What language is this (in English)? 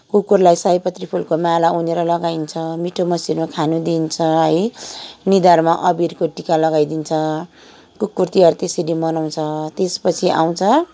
Nepali